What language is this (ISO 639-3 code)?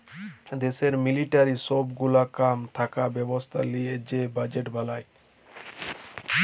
ben